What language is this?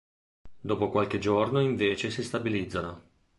Italian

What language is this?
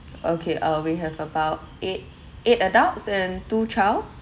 English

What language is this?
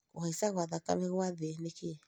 Kikuyu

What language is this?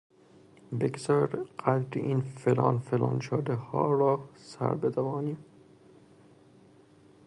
Persian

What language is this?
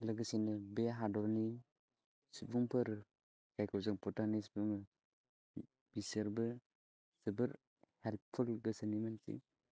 Bodo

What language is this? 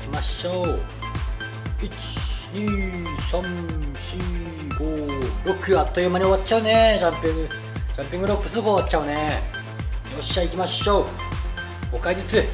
Japanese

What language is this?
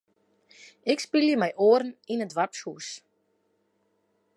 Western Frisian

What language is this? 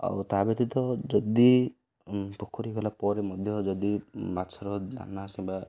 Odia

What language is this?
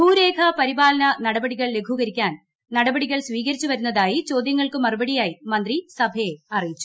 Malayalam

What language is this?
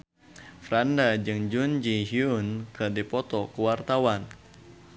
Sundanese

